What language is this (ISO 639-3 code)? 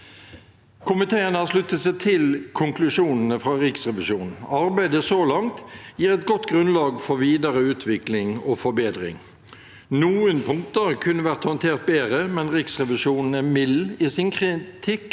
nor